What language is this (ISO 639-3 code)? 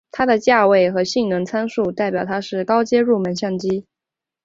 zho